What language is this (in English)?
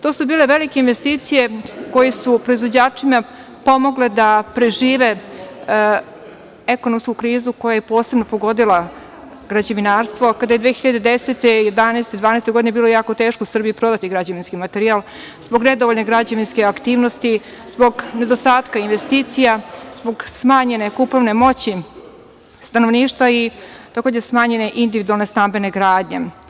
Serbian